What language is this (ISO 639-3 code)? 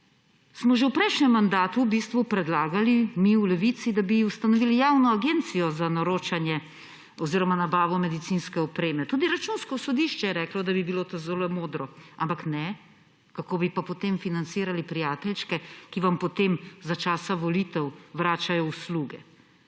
slv